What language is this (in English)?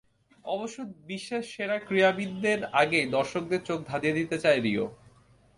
Bangla